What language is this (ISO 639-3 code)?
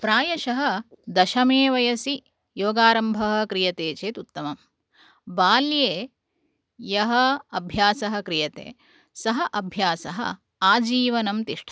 san